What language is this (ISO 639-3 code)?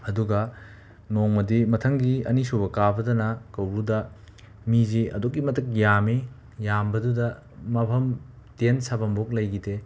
mni